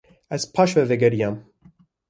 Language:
Kurdish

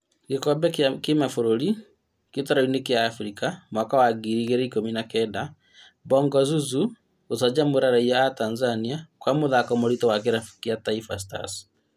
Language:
Kikuyu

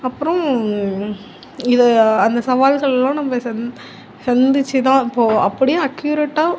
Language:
Tamil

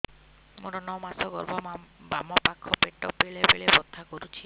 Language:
Odia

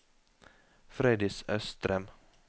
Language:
Norwegian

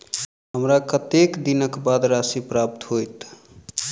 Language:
Maithili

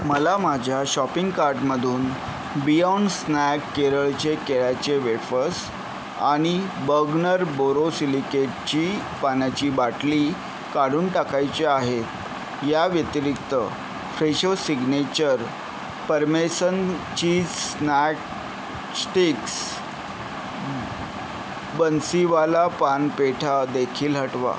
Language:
Marathi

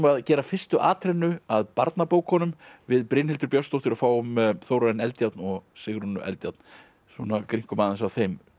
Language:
Icelandic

